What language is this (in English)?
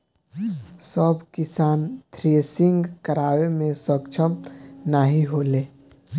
Bhojpuri